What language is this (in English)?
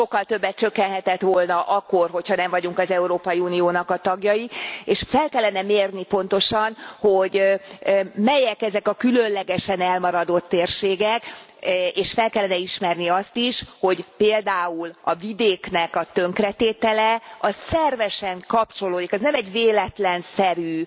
Hungarian